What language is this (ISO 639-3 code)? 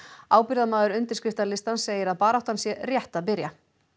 isl